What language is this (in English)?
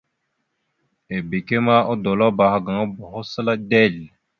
Mada (Cameroon)